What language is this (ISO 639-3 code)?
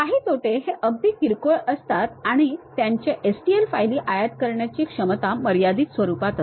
mar